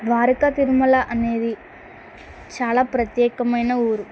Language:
Telugu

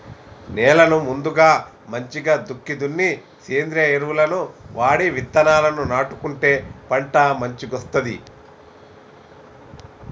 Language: Telugu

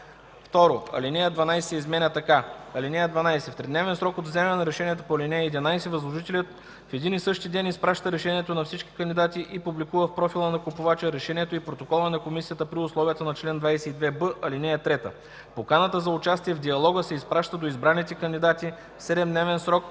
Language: Bulgarian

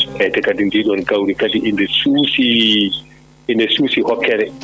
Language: Fula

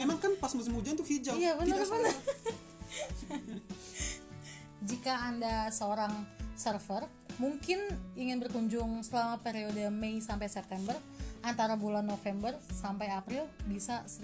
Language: Indonesian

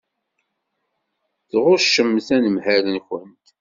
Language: Kabyle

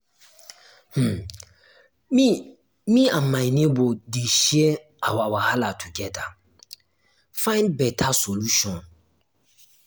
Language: Nigerian Pidgin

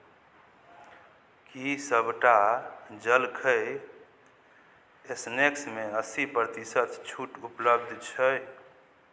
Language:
Maithili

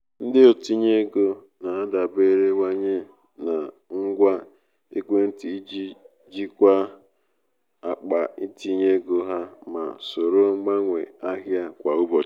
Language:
Igbo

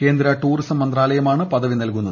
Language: Malayalam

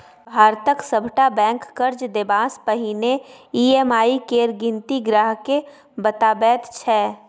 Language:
Maithili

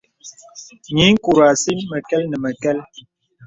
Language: Bebele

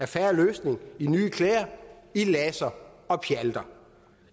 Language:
Danish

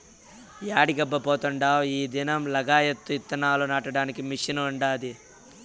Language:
Telugu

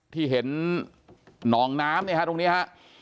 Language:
Thai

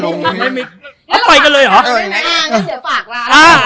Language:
Thai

